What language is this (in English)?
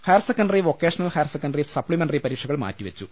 Malayalam